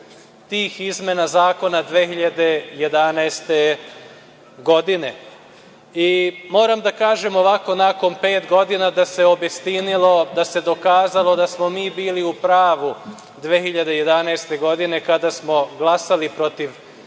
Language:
Serbian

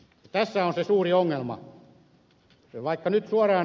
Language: Finnish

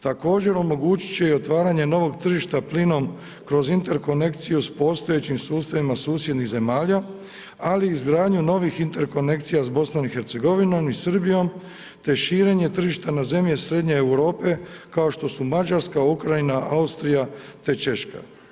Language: Croatian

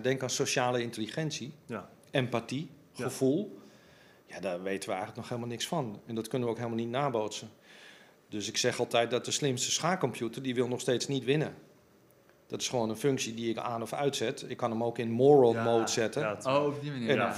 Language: Dutch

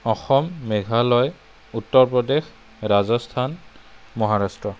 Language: Assamese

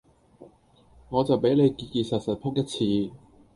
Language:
Cantonese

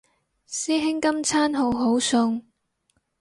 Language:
Cantonese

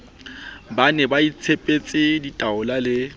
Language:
Southern Sotho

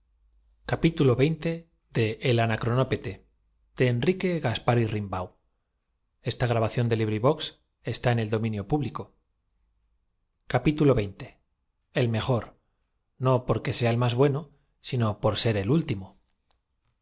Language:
Spanish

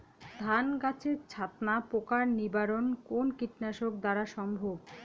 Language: Bangla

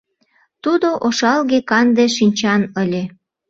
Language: Mari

